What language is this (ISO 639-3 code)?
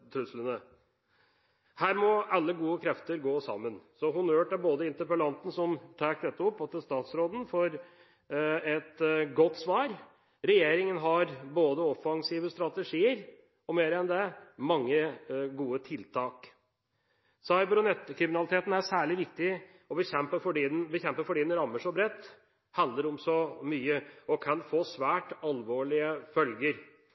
nob